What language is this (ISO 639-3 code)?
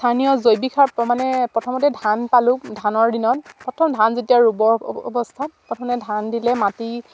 asm